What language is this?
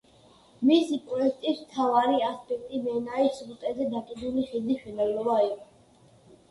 Georgian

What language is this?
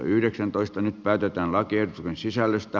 Finnish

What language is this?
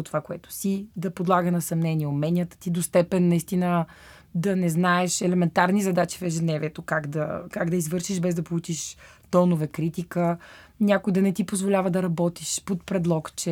Bulgarian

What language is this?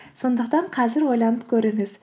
Kazakh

